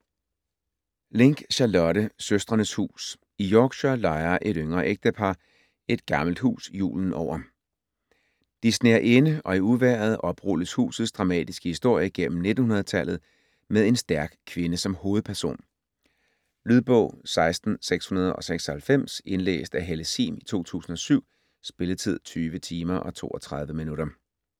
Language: Danish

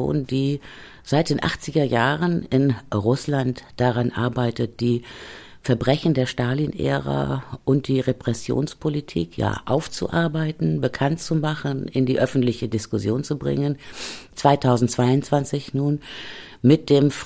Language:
German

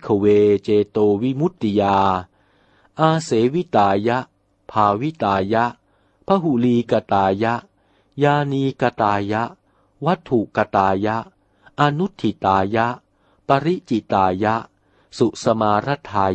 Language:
Thai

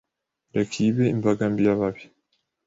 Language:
Kinyarwanda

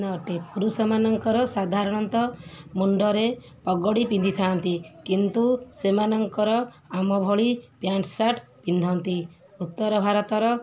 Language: Odia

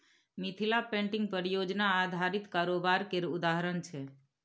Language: Maithili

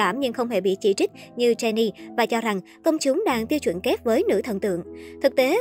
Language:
Vietnamese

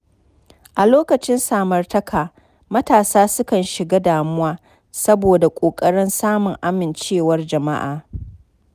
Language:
Hausa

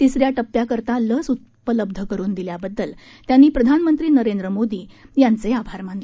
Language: Marathi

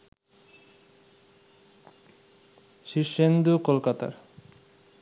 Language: Bangla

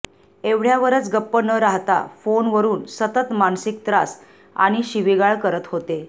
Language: Marathi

